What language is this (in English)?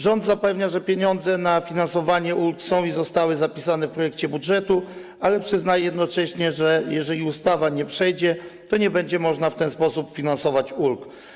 Polish